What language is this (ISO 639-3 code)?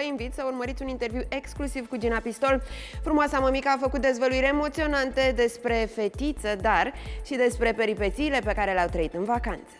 ron